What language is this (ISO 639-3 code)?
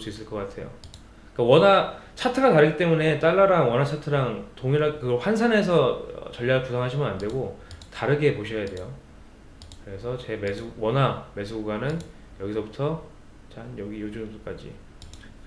kor